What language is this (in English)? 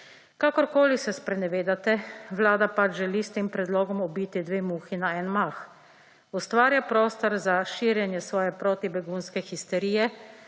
Slovenian